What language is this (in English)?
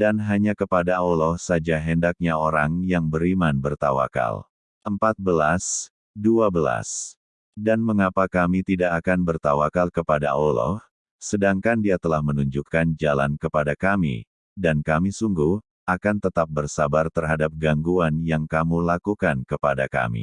Indonesian